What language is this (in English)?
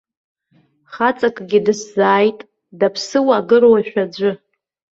Abkhazian